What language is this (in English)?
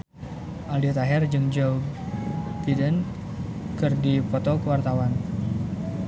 Sundanese